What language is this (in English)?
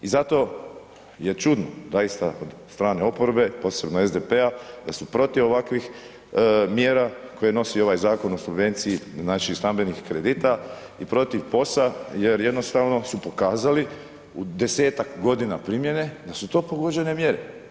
Croatian